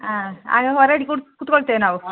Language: Kannada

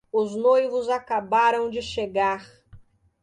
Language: Portuguese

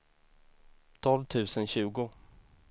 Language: Swedish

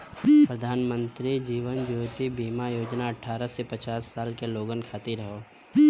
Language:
Bhojpuri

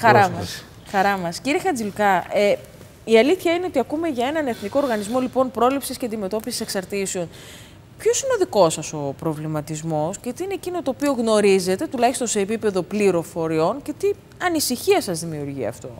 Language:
Greek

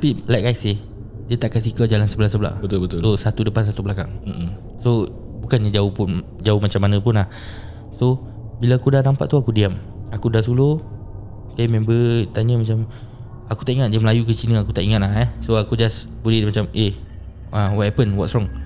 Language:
Malay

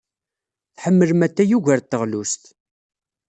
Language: Kabyle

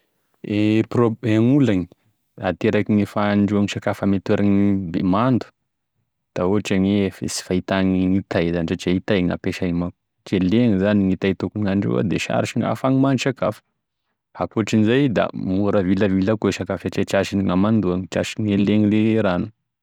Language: Tesaka Malagasy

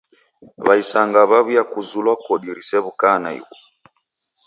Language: Taita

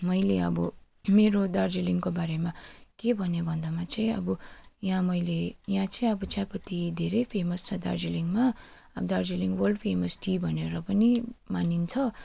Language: Nepali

